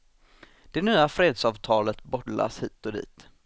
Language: Swedish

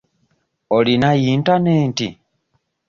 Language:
Ganda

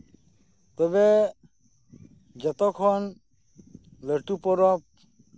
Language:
Santali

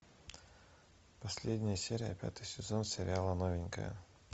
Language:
Russian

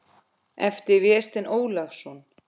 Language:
Icelandic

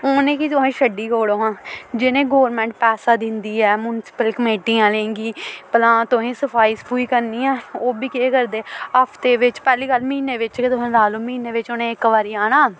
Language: Dogri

